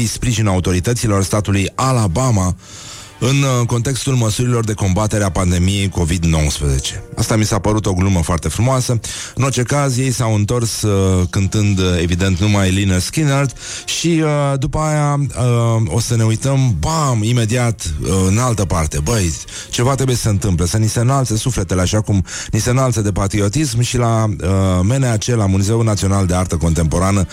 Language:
Romanian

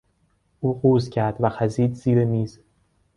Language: Persian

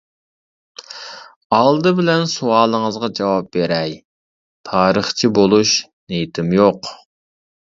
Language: Uyghur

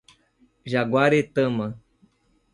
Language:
Portuguese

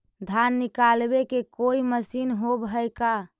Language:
Magahi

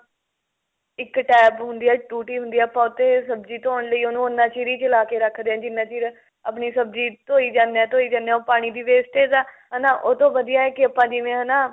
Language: Punjabi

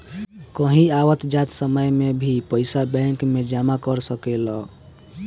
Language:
Bhojpuri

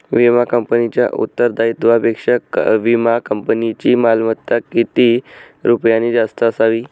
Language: Marathi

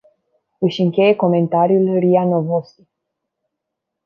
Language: Romanian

